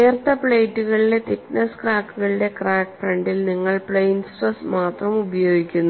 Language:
Malayalam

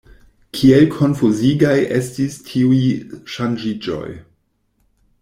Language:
Esperanto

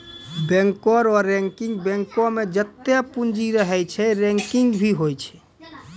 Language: Maithili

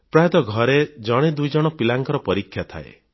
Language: Odia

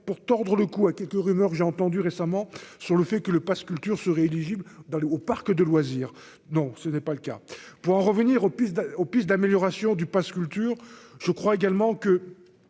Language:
French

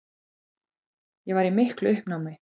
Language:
Icelandic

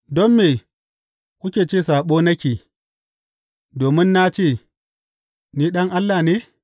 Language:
Hausa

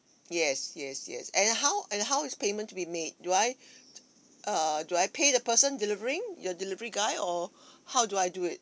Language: English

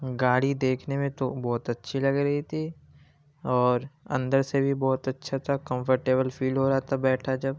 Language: Urdu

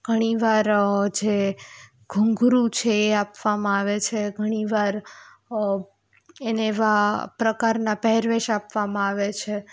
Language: Gujarati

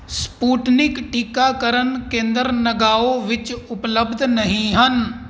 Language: Punjabi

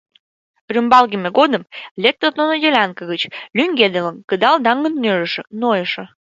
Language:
Mari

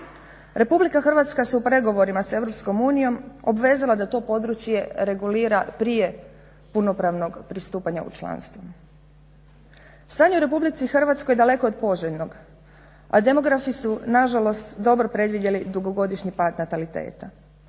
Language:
Croatian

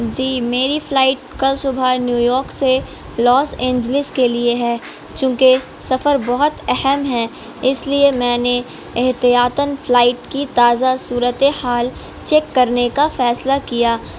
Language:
Urdu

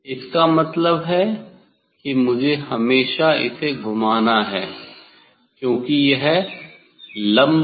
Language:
Hindi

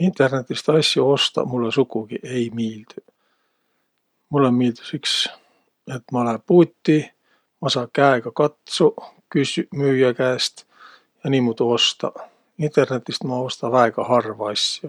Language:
Võro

